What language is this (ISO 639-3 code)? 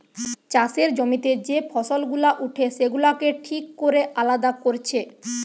ben